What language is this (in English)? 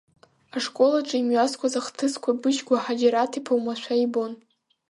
Abkhazian